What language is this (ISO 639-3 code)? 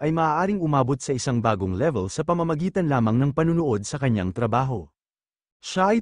fil